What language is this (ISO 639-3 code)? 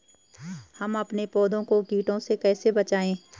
hin